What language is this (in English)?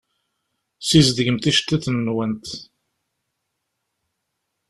Kabyle